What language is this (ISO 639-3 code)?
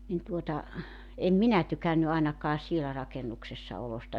fin